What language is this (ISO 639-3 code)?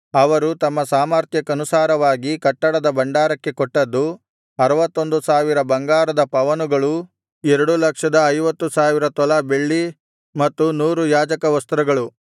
kan